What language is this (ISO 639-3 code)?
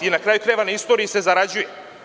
srp